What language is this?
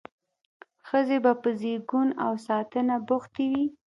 Pashto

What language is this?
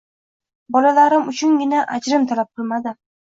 Uzbek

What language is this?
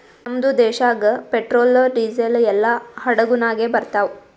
Kannada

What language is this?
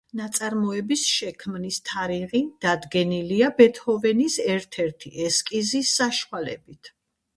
Georgian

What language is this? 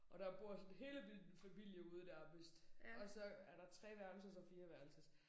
Danish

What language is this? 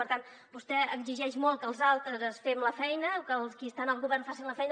Catalan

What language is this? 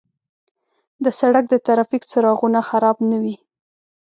Pashto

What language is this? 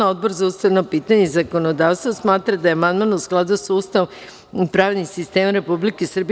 Serbian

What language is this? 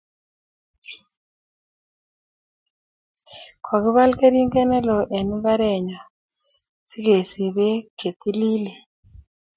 Kalenjin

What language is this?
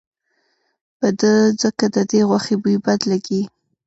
Pashto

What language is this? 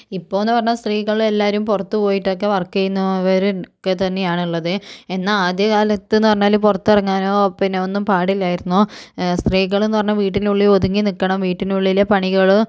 Malayalam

